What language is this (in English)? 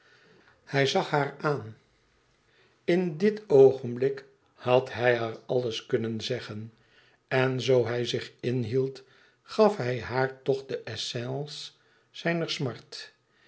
Dutch